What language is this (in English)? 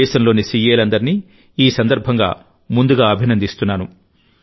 Telugu